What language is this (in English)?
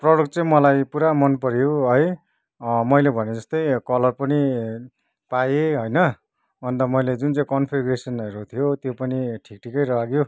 Nepali